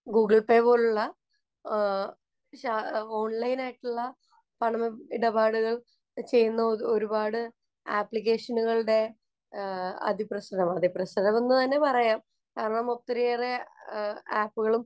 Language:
Malayalam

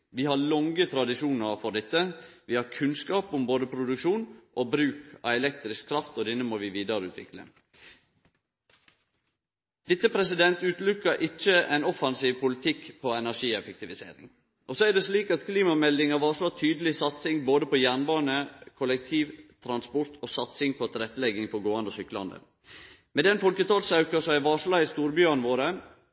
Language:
Norwegian Nynorsk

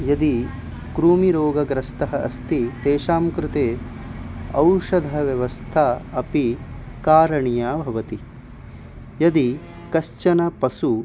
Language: Sanskrit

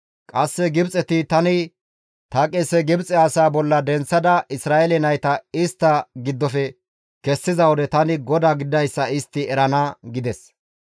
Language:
Gamo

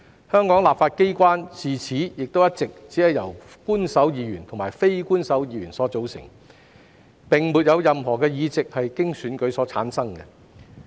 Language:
Cantonese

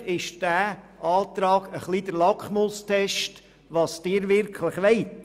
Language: Swiss German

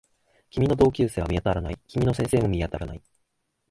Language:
Japanese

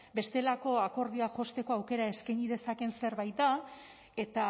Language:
Basque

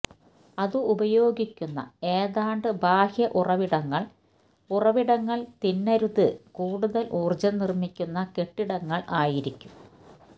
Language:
Malayalam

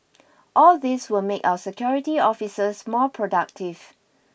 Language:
English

